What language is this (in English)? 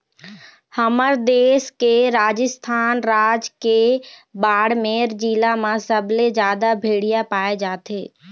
Chhattisgarhi